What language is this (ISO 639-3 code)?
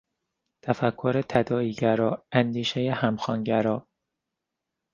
fas